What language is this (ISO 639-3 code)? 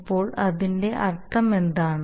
mal